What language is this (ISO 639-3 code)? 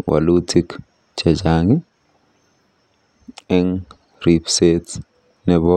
kln